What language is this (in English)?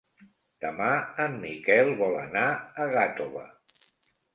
Catalan